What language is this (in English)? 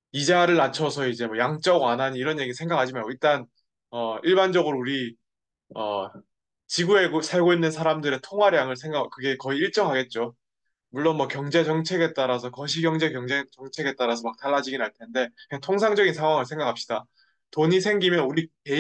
Korean